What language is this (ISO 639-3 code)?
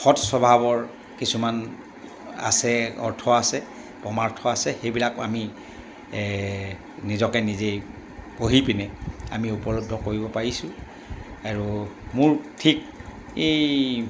asm